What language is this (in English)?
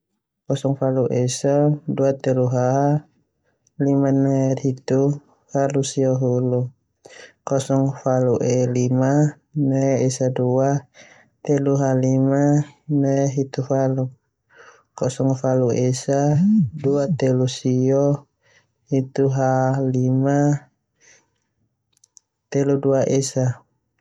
Termanu